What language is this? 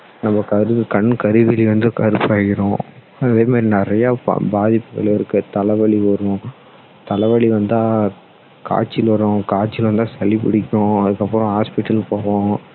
Tamil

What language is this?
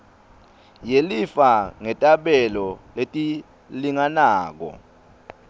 Swati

